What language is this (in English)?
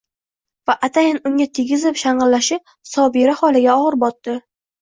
Uzbek